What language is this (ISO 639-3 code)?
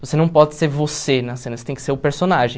por